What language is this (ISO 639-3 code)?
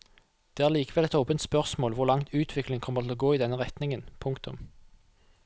nor